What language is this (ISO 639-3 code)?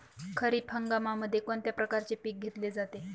mar